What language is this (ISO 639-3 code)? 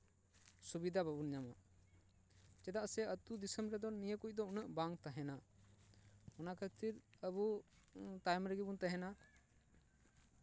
sat